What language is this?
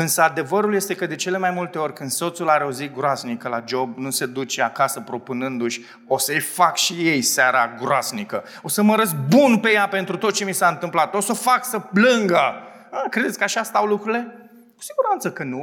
Romanian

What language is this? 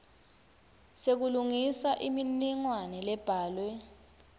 Swati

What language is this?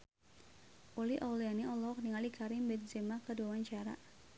Sundanese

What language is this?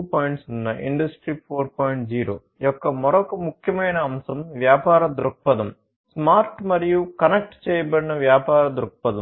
Telugu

